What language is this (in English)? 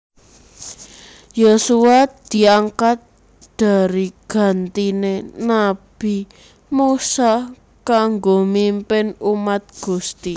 Javanese